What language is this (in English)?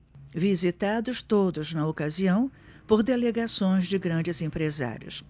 Portuguese